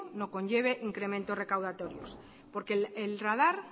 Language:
Spanish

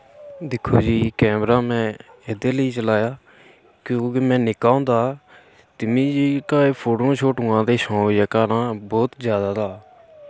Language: Dogri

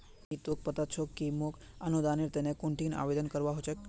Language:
Magahi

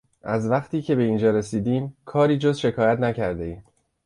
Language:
Persian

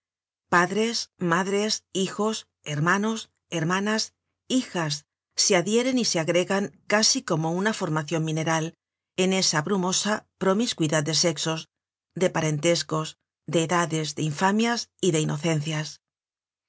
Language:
Spanish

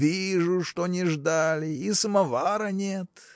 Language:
Russian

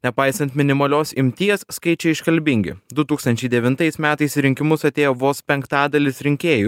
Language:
Lithuanian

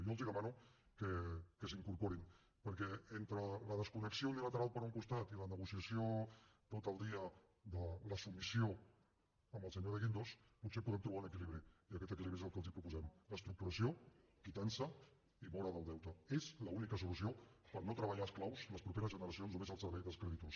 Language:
Catalan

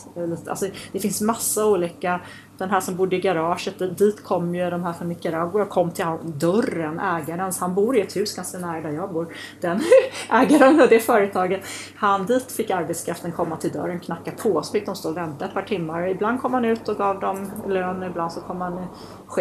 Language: Swedish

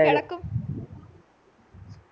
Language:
Malayalam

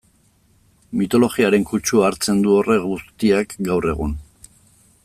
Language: Basque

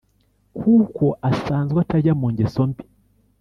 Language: Kinyarwanda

